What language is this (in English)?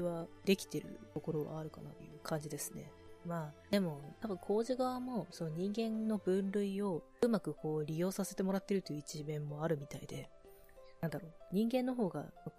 Japanese